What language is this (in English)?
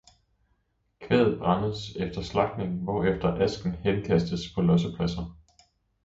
Danish